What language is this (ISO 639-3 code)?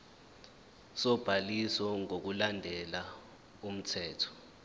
zul